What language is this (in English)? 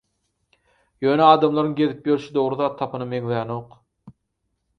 Turkmen